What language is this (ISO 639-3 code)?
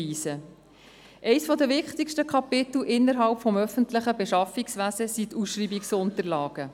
gsw